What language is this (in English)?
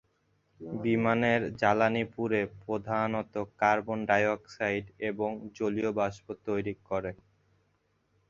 Bangla